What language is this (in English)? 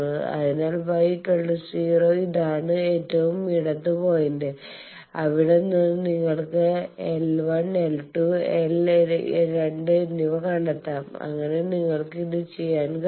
Malayalam